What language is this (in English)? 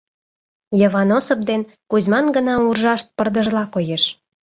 Mari